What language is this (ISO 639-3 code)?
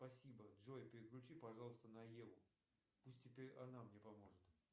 rus